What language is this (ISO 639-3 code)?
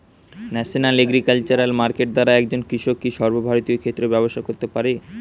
ben